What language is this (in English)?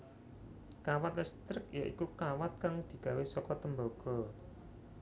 Javanese